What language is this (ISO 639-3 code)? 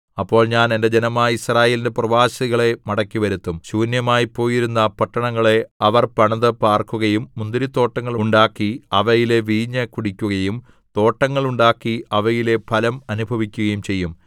mal